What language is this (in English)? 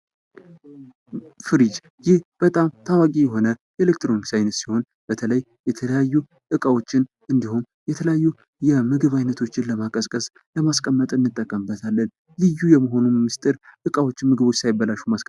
Amharic